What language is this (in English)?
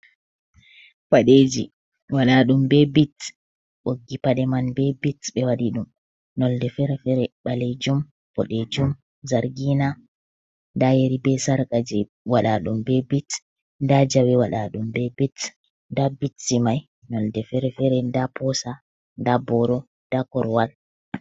Fula